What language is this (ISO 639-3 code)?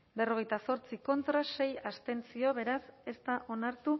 eus